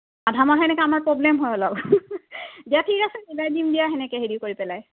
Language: Assamese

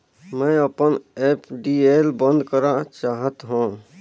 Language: Chhattisgarhi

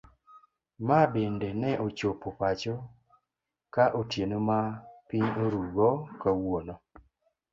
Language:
Luo (Kenya and Tanzania)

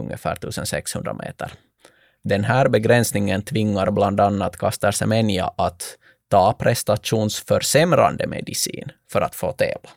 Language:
Swedish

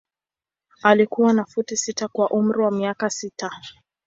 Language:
Swahili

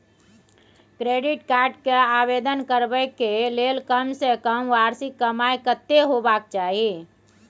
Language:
Maithili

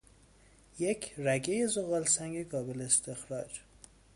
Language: Persian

